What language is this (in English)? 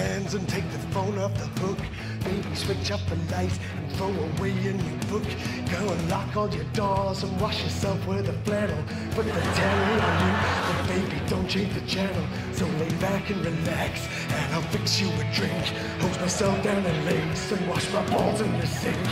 English